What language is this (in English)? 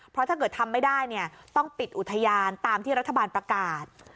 Thai